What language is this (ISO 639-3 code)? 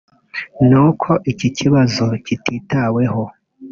kin